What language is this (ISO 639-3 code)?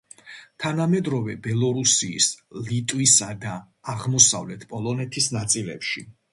kat